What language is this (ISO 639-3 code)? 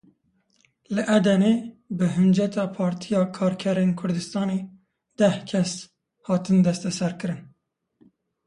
kur